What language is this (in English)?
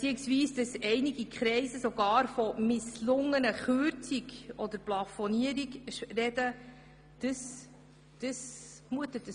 Swiss German